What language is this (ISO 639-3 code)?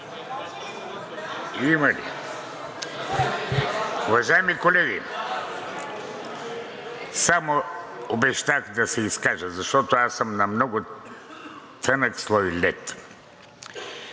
bul